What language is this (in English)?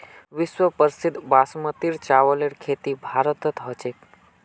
Magahi